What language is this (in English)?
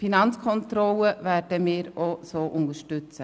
Swiss German